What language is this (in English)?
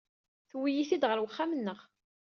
Kabyle